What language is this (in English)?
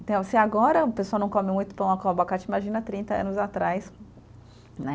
Portuguese